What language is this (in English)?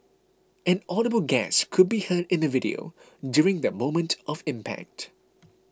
English